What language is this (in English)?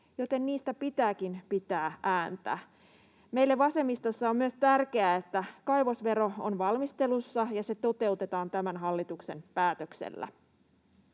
Finnish